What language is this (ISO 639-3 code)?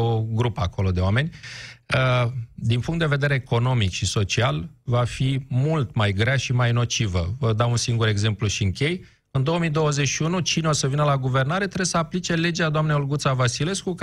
ron